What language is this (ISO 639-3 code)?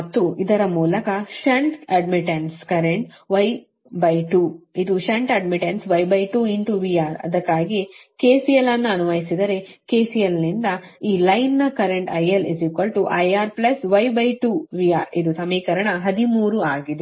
kan